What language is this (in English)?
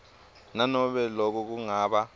Swati